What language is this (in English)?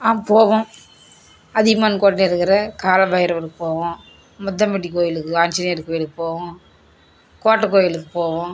Tamil